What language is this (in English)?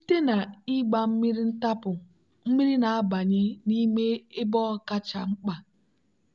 Igbo